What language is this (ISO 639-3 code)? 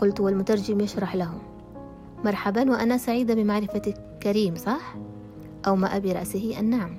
ara